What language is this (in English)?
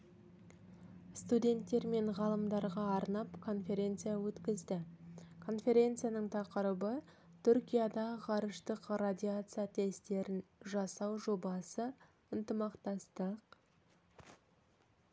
Kazakh